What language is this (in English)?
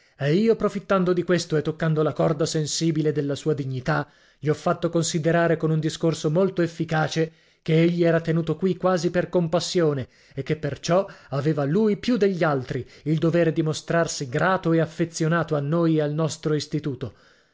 Italian